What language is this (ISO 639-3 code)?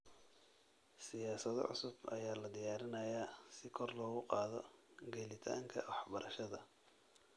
som